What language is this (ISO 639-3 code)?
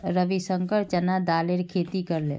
mag